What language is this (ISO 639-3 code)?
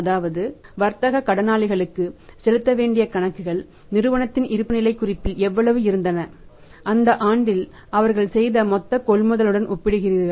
tam